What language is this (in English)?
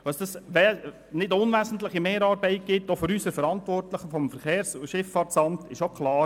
Swiss German